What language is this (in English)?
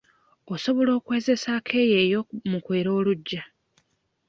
Ganda